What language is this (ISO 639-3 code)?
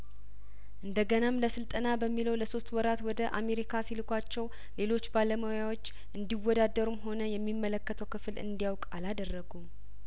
amh